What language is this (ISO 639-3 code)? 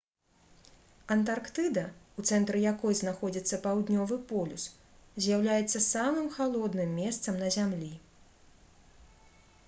bel